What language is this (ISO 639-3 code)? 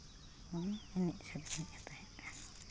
sat